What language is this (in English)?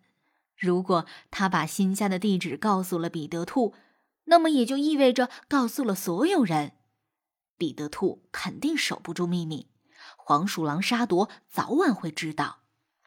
Chinese